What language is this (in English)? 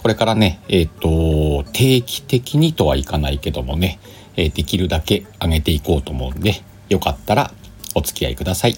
Japanese